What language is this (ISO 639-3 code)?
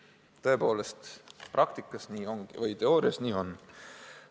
est